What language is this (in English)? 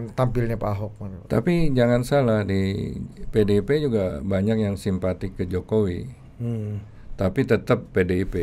Indonesian